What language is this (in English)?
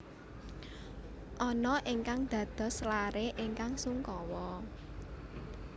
Javanese